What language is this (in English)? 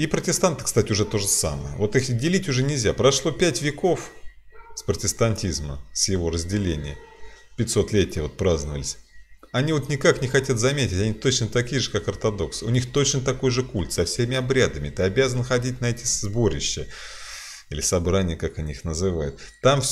Russian